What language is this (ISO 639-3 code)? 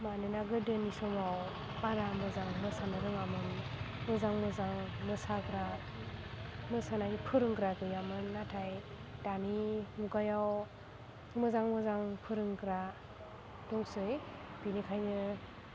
brx